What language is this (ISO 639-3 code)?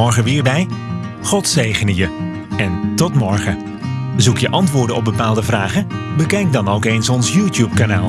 nld